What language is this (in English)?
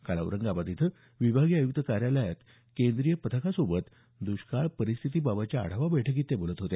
Marathi